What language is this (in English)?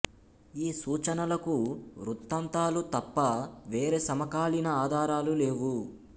Telugu